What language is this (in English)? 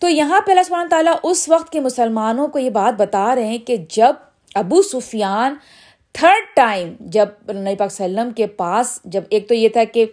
Urdu